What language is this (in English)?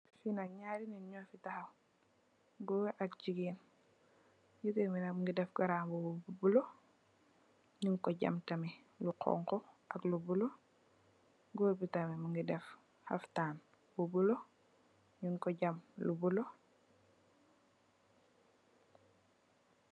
Wolof